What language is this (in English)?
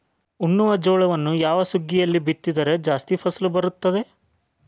Kannada